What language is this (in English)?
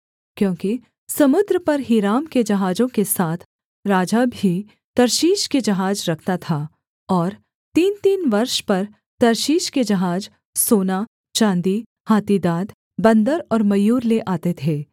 Hindi